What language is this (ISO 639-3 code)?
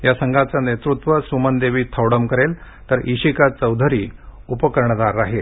mar